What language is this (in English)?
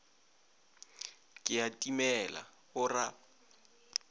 Northern Sotho